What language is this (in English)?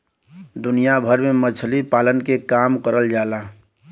Bhojpuri